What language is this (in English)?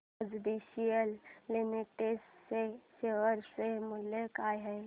Marathi